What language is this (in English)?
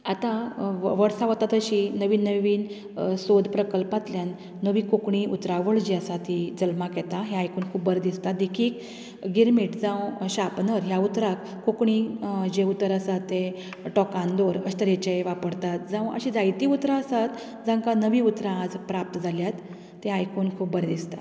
Konkani